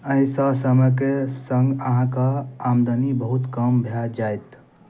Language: Maithili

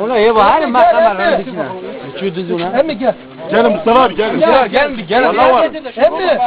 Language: Turkish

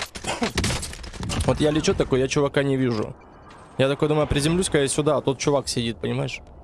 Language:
Russian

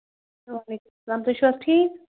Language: Kashmiri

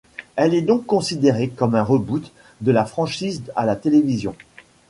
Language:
French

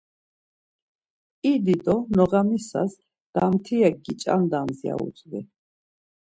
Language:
Laz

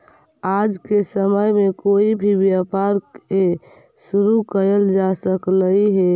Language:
Magahi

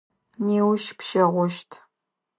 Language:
Adyghe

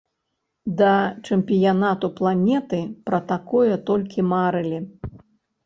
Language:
Belarusian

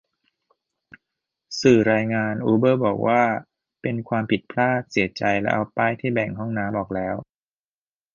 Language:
Thai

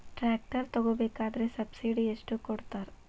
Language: Kannada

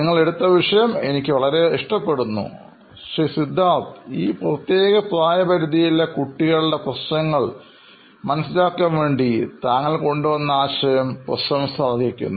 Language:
Malayalam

